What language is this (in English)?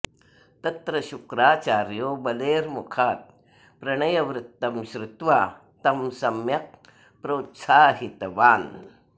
Sanskrit